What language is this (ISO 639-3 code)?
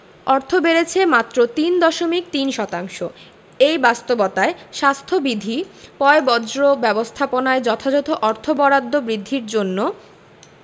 ben